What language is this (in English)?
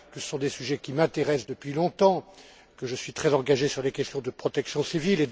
French